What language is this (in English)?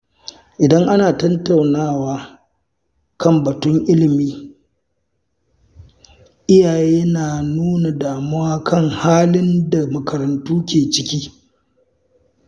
Hausa